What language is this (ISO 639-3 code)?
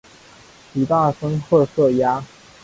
zho